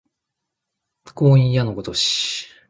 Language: Japanese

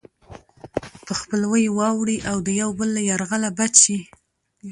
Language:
Pashto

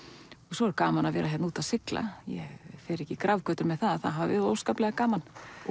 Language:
Icelandic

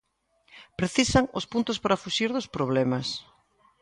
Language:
Galician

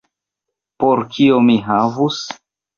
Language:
Esperanto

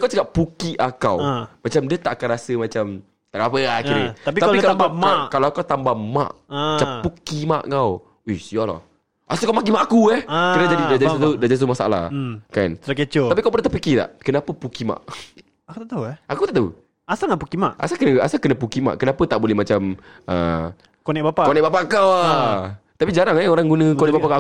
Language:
Malay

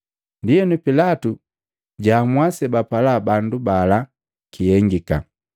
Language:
Matengo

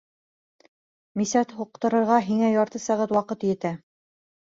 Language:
Bashkir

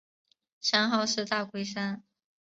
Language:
Chinese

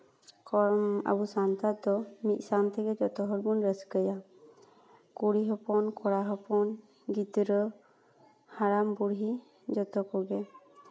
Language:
Santali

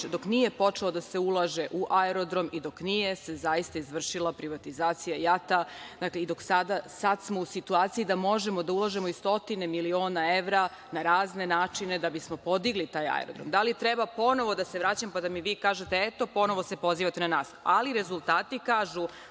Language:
Serbian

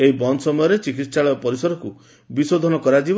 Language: Odia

